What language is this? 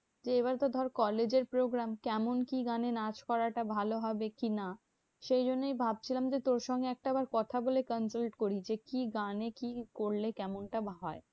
Bangla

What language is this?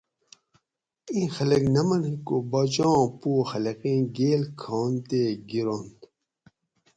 Gawri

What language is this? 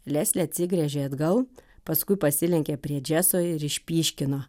Lithuanian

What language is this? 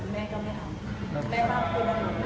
Thai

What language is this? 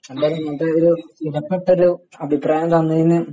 Malayalam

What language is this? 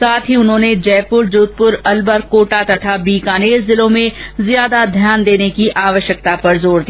Hindi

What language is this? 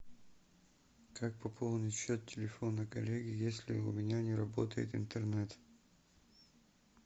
Russian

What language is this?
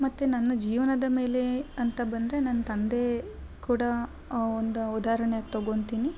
Kannada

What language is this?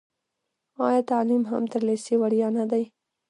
Pashto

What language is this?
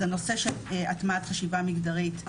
Hebrew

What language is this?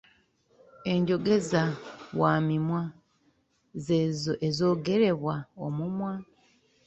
Ganda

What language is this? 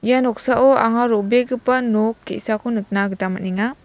Garo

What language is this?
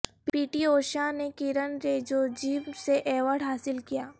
Urdu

